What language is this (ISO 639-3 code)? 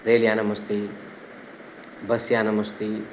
san